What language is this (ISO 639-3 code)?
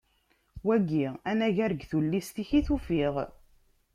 kab